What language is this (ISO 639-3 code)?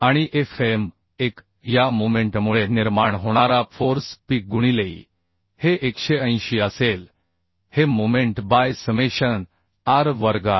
mar